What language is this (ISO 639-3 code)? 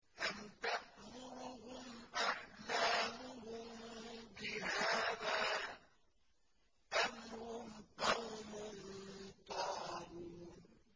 ara